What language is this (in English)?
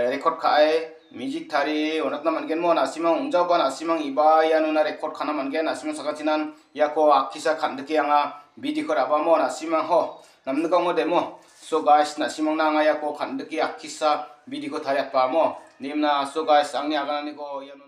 Indonesian